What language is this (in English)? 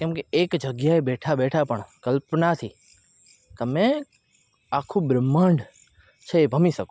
Gujarati